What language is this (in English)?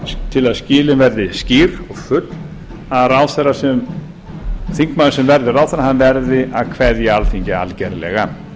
Icelandic